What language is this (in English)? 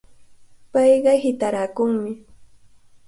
Cajatambo North Lima Quechua